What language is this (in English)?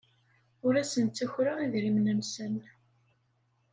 Kabyle